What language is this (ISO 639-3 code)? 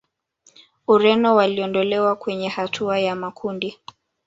swa